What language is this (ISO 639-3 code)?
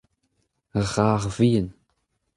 bre